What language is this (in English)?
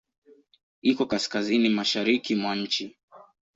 Swahili